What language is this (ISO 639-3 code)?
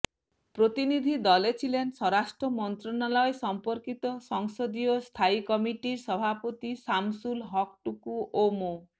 ben